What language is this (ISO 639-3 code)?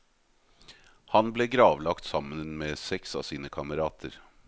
nor